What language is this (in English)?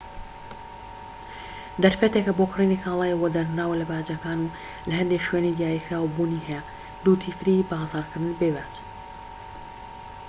Central Kurdish